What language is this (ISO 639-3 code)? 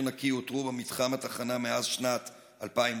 heb